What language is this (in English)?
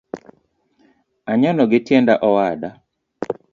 Luo (Kenya and Tanzania)